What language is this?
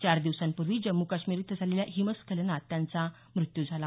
Marathi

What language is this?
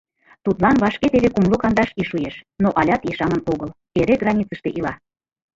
Mari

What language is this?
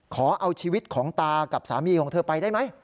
Thai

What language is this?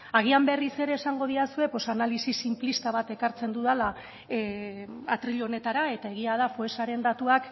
Basque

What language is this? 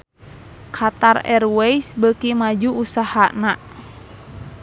Sundanese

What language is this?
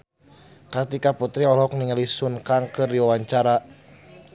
Sundanese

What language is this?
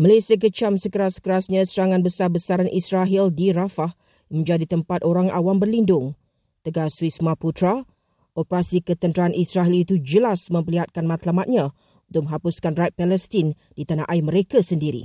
Malay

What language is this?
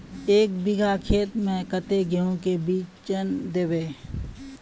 Magahi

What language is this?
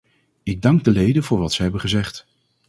Dutch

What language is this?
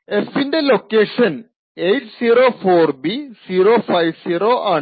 Malayalam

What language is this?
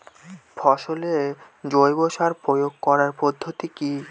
Bangla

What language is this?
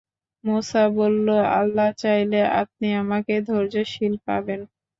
Bangla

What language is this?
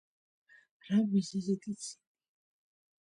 Georgian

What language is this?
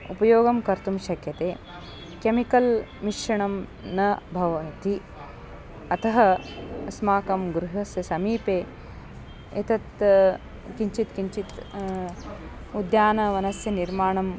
Sanskrit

